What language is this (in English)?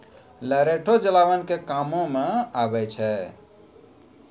Maithili